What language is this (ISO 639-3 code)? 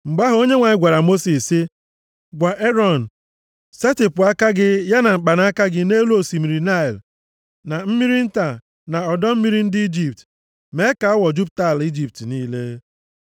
ibo